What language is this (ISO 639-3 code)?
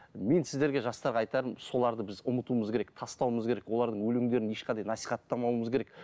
kaz